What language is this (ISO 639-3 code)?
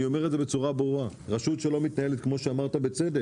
heb